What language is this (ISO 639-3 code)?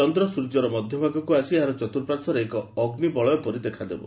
ori